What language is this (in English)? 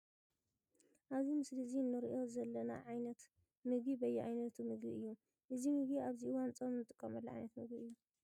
Tigrinya